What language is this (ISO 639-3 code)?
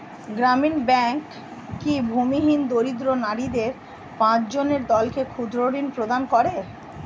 ben